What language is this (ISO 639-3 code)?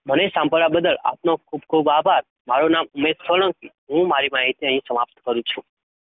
guj